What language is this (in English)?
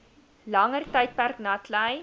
Afrikaans